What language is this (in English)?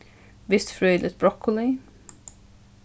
Faroese